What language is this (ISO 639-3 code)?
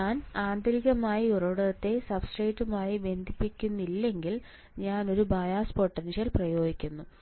mal